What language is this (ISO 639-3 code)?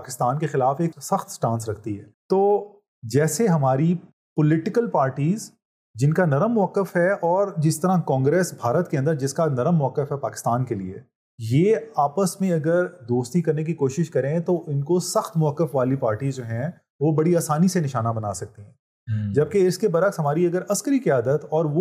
urd